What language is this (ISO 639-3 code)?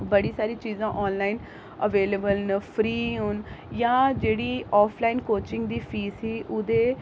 doi